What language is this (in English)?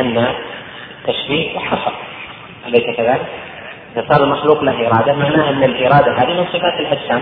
Arabic